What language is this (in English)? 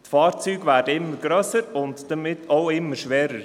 Swiss German